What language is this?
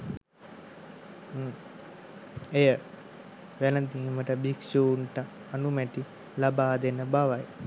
Sinhala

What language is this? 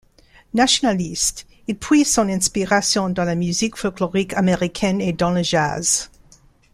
French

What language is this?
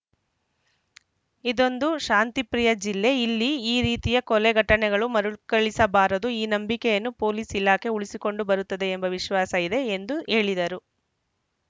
Kannada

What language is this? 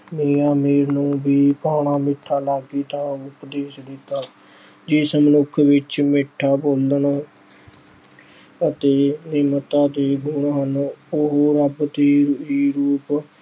Punjabi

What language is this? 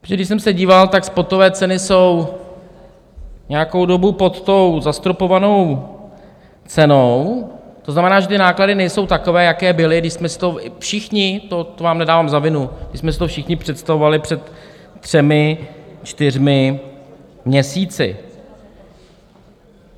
Czech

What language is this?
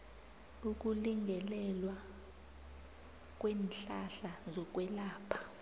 South Ndebele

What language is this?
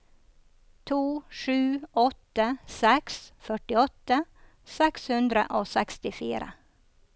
Norwegian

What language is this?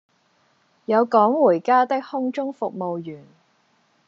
Cantonese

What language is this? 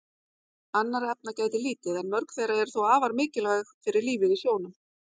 Icelandic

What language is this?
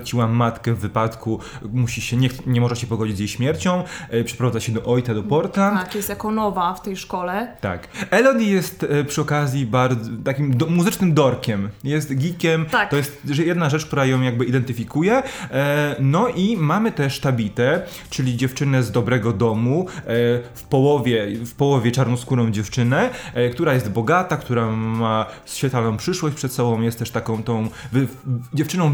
Polish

